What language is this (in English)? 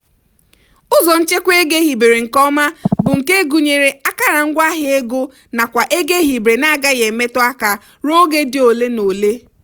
Igbo